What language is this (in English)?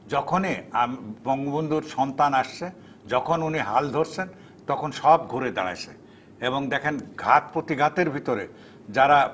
Bangla